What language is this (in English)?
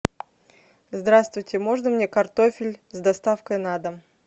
Russian